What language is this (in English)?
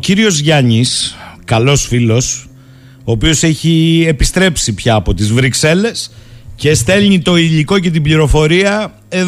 Greek